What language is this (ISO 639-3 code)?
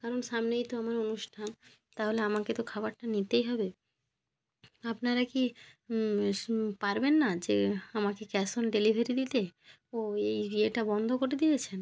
ben